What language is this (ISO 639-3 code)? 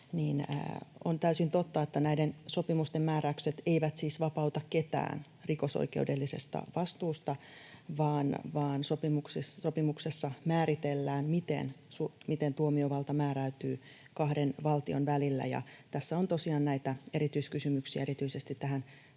fin